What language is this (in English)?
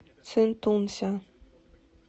Russian